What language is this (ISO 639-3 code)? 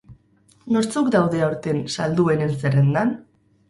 eus